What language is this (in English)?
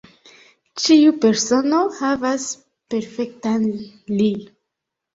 Esperanto